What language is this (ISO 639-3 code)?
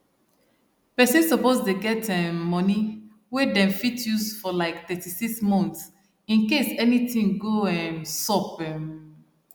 pcm